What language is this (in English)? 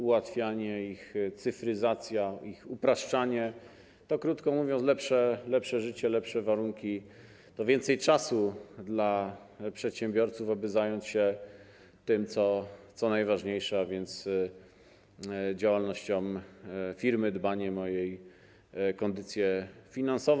Polish